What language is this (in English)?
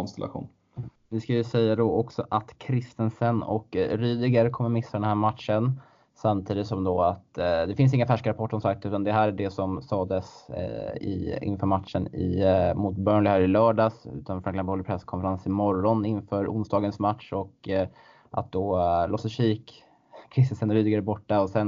Swedish